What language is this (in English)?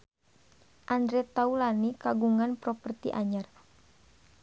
Sundanese